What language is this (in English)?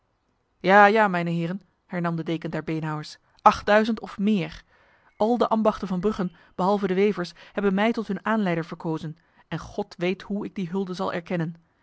Dutch